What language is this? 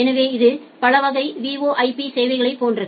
Tamil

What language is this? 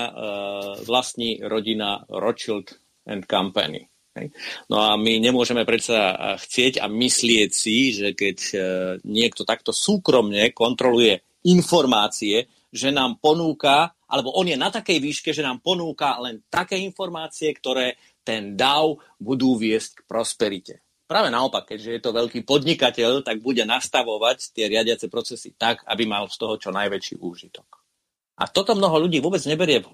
Slovak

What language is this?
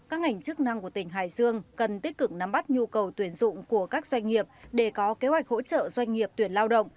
Vietnamese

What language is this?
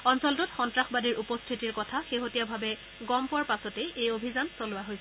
Assamese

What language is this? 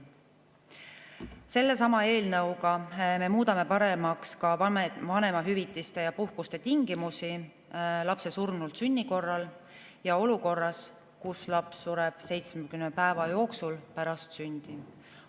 Estonian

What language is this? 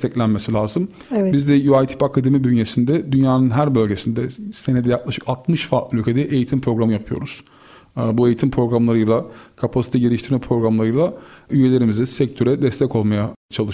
Turkish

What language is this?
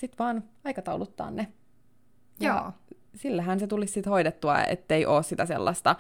Finnish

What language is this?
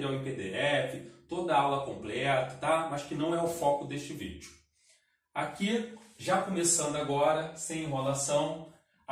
Portuguese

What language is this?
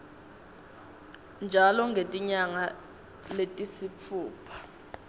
Swati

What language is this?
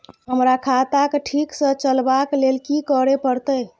Maithili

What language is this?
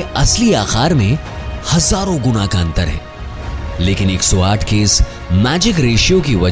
Hindi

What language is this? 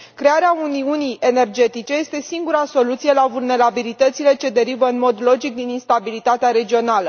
Romanian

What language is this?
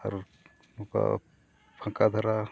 Santali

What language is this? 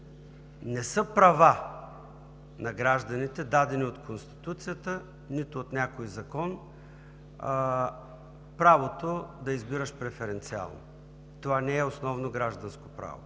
Bulgarian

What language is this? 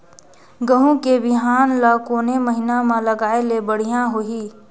Chhattisgarhi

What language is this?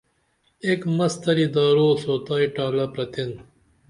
Dameli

